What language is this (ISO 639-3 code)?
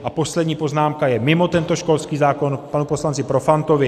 ces